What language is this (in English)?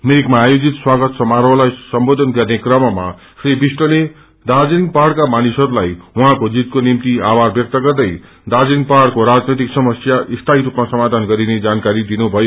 Nepali